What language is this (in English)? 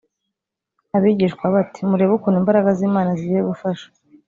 Kinyarwanda